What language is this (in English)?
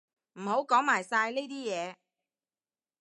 Cantonese